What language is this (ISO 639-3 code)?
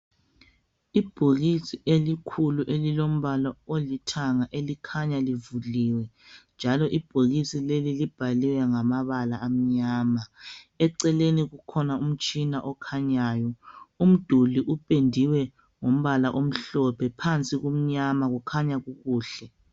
nde